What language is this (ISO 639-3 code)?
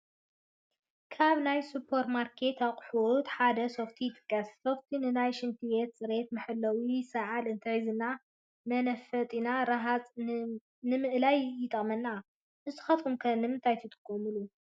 tir